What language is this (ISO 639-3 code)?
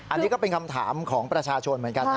tha